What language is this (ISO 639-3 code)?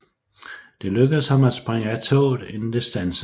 dan